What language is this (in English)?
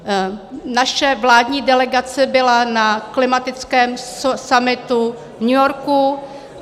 Czech